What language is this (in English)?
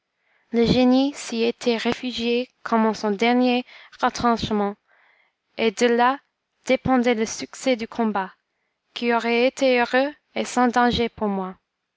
French